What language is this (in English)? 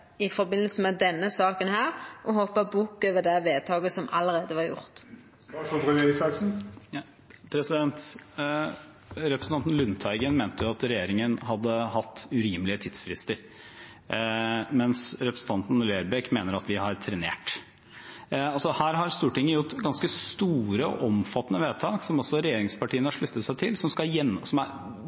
Norwegian